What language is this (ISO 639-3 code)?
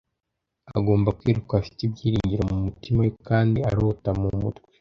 kin